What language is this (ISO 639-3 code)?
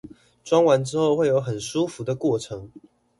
zho